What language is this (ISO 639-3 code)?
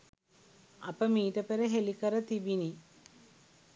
sin